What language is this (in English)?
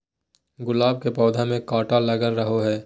Magahi